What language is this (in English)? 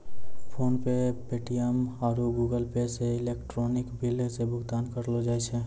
Maithili